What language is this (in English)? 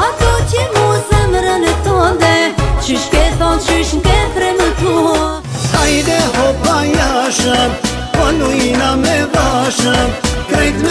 Romanian